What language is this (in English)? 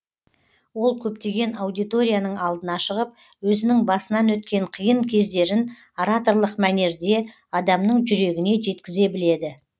Kazakh